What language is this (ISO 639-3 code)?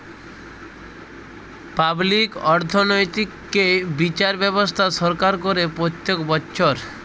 ben